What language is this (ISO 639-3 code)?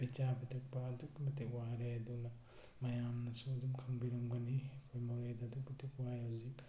mni